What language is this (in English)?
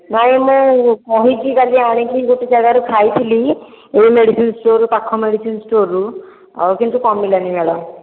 Odia